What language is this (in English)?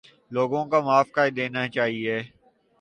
Urdu